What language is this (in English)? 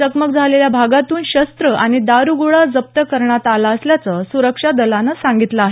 Marathi